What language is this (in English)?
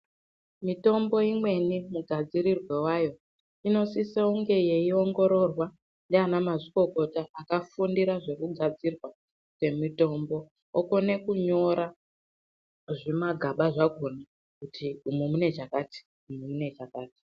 Ndau